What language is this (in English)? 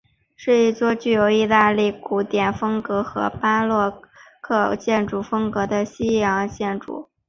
Chinese